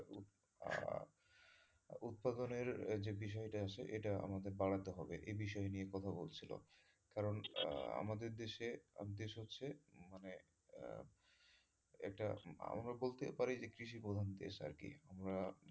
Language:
Bangla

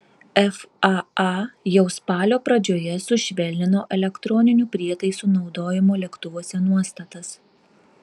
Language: Lithuanian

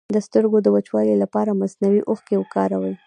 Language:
Pashto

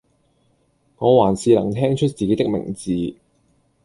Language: Cantonese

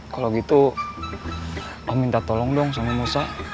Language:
Indonesian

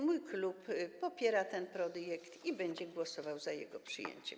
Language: Polish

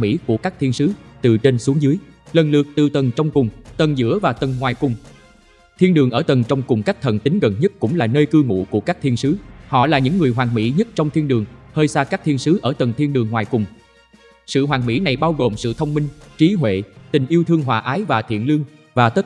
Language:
Vietnamese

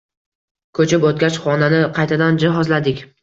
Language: Uzbek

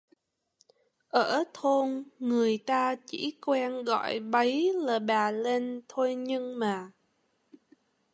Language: Vietnamese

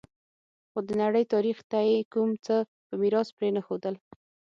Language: Pashto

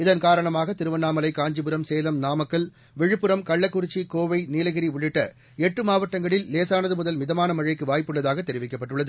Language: Tamil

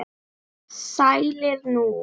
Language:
Icelandic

